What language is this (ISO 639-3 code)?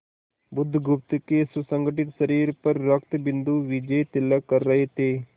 hin